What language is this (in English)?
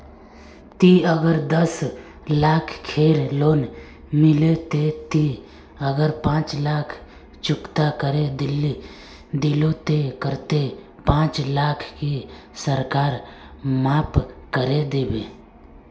Magahi